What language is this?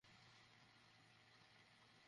Bangla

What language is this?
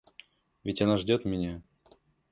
Russian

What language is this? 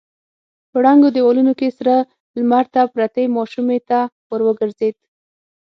Pashto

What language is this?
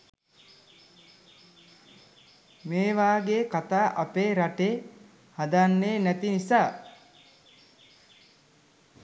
Sinhala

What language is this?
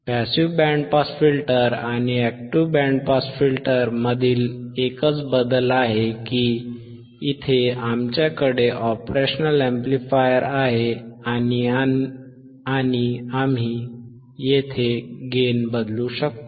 Marathi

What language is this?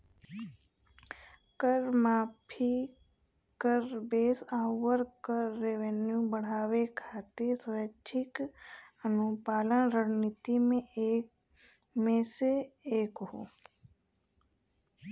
Bhojpuri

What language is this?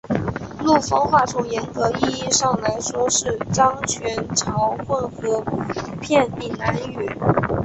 Chinese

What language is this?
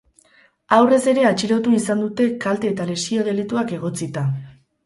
Basque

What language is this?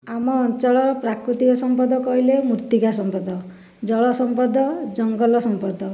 Odia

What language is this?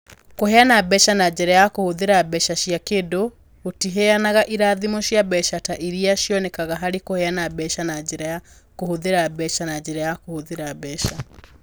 Kikuyu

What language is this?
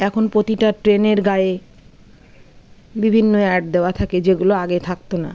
Bangla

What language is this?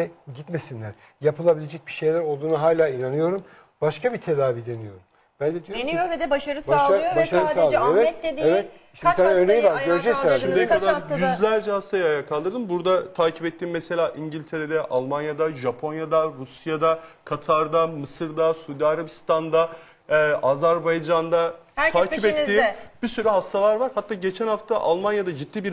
Turkish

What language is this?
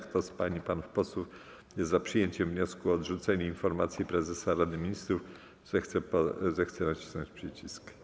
Polish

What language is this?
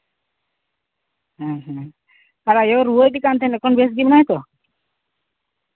Santali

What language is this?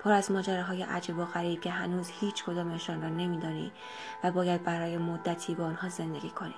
Persian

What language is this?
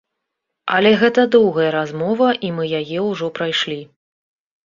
Belarusian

